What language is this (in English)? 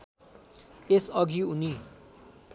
Nepali